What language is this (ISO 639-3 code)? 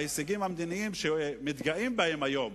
heb